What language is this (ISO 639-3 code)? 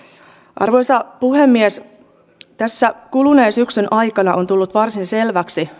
fin